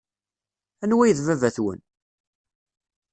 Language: Kabyle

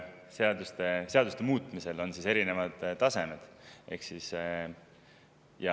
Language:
Estonian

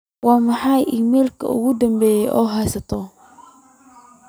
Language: Somali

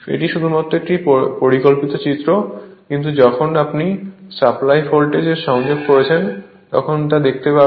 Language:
Bangla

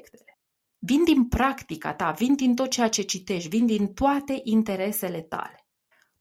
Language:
Romanian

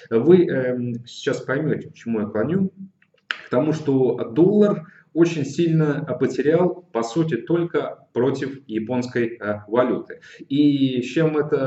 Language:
Russian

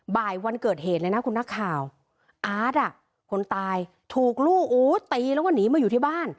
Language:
Thai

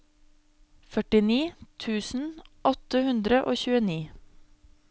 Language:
Norwegian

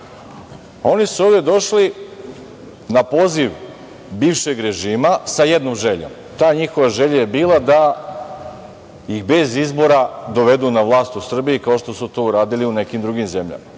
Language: Serbian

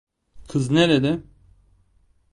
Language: Turkish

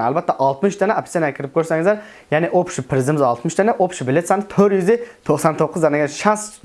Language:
Turkish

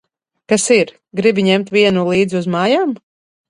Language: Latvian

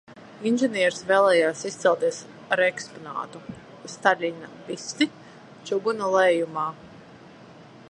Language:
Latvian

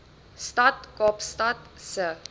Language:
Afrikaans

